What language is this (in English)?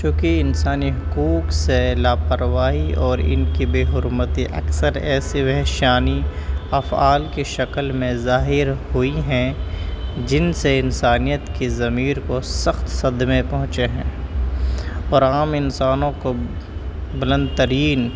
Urdu